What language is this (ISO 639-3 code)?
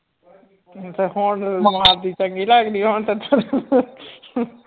pan